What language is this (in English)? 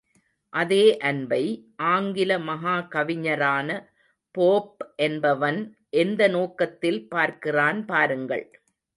Tamil